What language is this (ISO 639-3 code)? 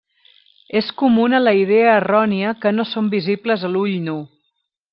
cat